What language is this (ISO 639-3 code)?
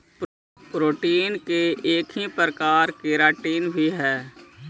mag